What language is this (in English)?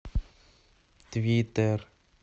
Russian